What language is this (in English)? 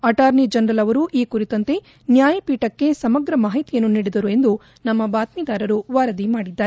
Kannada